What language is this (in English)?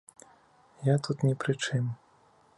Belarusian